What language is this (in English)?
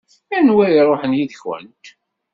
Kabyle